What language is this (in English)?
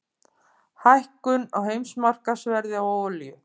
Icelandic